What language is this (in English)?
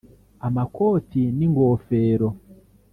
Kinyarwanda